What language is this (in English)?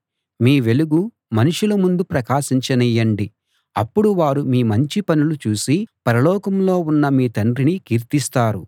Telugu